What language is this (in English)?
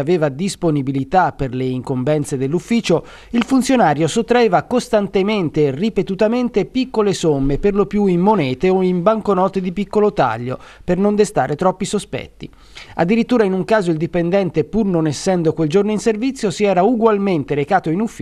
Italian